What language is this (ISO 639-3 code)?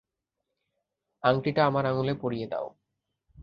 ben